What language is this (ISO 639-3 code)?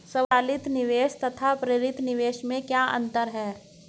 hin